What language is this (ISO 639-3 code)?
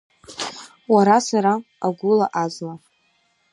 abk